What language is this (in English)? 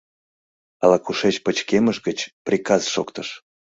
Mari